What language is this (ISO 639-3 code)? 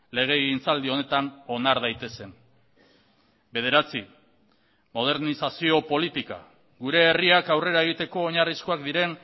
eus